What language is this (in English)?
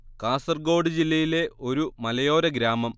Malayalam